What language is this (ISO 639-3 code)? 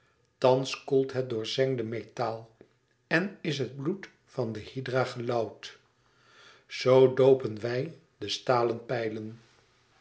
nld